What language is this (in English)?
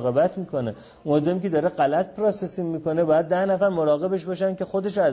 Persian